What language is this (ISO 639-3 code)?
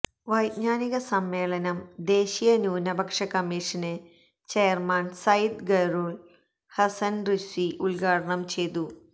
mal